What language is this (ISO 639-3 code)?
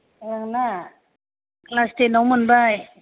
brx